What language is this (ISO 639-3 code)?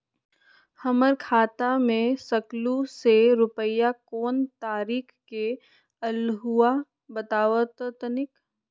mag